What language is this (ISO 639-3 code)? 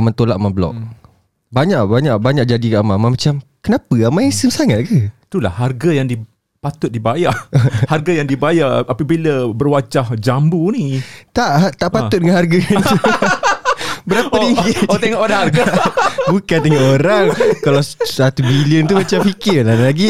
msa